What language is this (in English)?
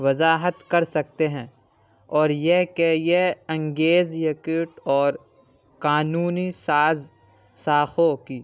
Urdu